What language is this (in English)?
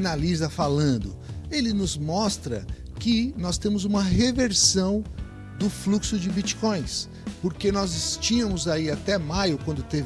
Portuguese